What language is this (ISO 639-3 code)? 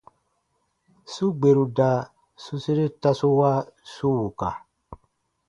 bba